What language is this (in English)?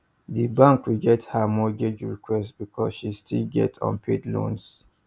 Nigerian Pidgin